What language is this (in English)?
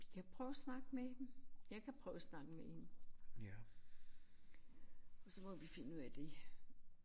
Danish